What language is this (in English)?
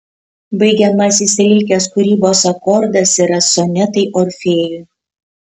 Lithuanian